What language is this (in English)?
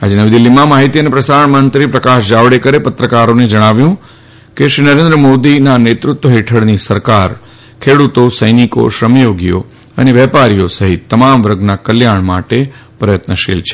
Gujarati